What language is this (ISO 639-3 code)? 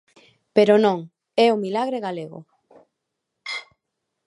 glg